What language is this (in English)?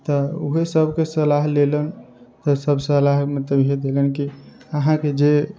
Maithili